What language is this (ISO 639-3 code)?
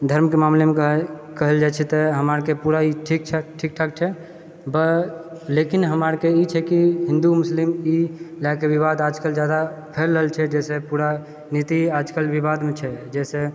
mai